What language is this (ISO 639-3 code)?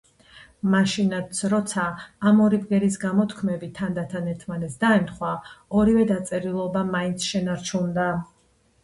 kat